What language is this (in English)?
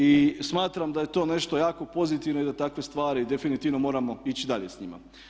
Croatian